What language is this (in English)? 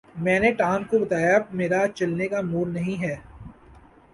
Urdu